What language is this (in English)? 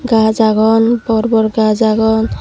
Chakma